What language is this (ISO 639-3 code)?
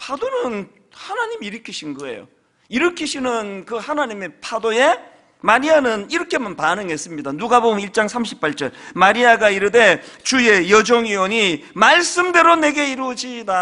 kor